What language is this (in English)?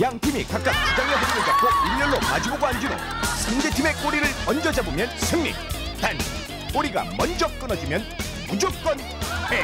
Korean